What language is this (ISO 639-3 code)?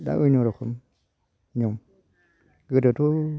brx